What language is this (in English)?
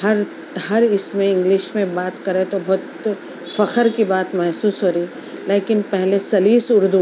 Urdu